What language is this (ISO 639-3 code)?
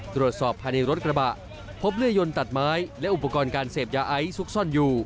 tha